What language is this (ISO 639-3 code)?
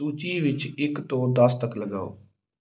pan